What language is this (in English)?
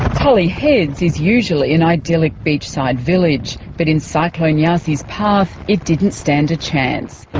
English